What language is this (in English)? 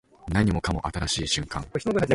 Japanese